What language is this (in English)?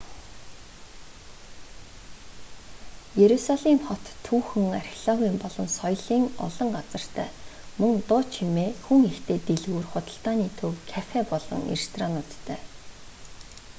Mongolian